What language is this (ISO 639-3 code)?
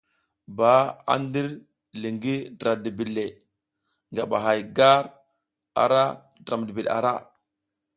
giz